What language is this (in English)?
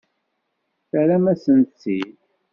Kabyle